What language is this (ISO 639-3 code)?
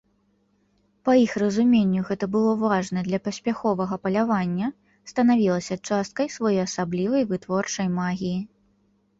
bel